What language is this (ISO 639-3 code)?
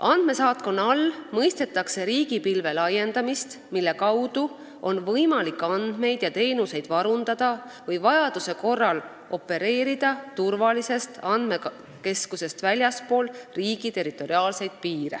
est